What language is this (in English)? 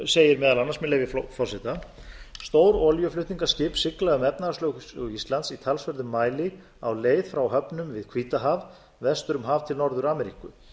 Icelandic